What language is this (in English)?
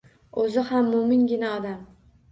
Uzbek